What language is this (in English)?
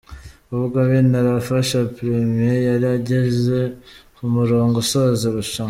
Kinyarwanda